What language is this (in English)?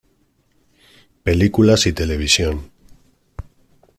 Spanish